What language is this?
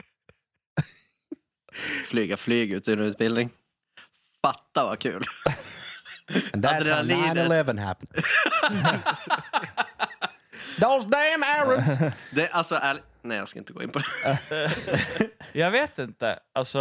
Swedish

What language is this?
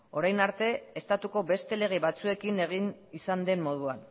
Basque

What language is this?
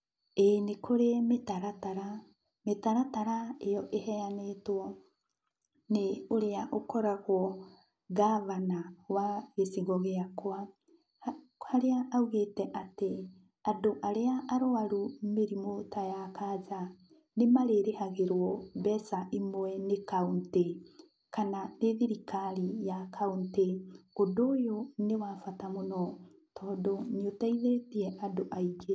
Kikuyu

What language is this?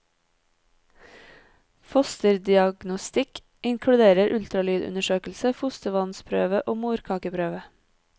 Norwegian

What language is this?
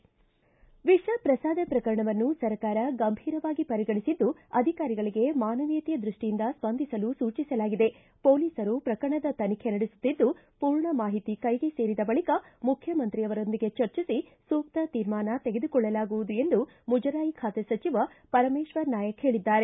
Kannada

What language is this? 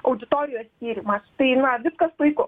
Lithuanian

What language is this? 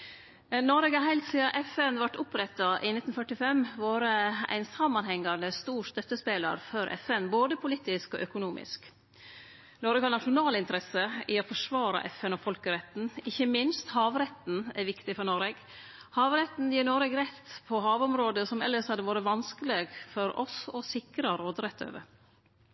Norwegian Nynorsk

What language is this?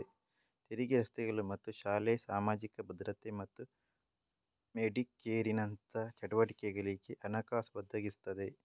Kannada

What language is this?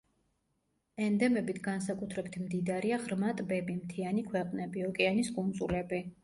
Georgian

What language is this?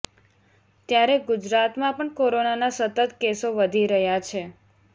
Gujarati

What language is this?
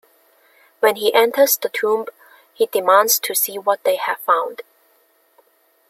English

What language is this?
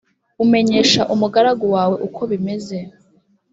Kinyarwanda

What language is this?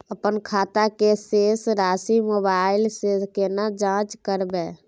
Maithili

